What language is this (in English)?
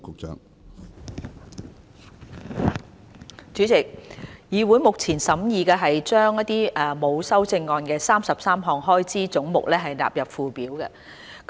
Cantonese